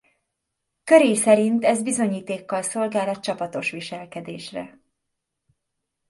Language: Hungarian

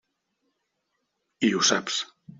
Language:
Catalan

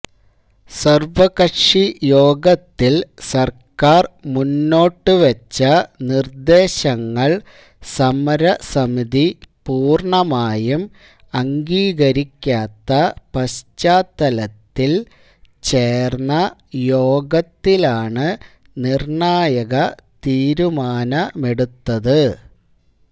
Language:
Malayalam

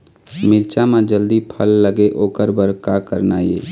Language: Chhattisgarhi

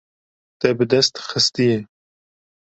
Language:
Kurdish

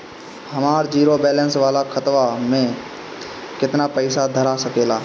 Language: Bhojpuri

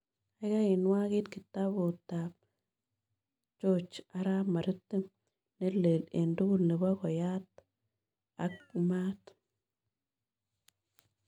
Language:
Kalenjin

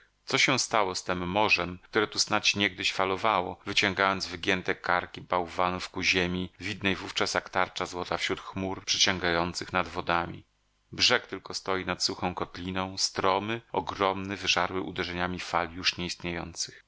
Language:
Polish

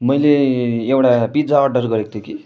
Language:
Nepali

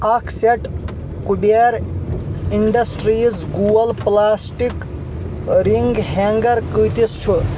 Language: Kashmiri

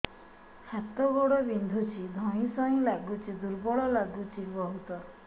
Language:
Odia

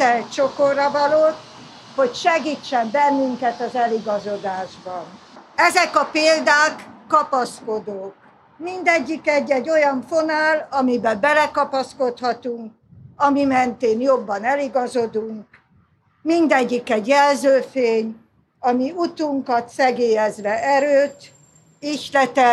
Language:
Hungarian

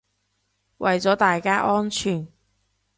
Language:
Cantonese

